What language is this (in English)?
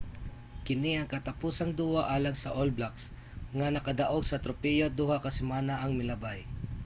Cebuano